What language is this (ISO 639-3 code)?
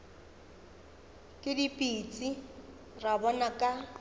nso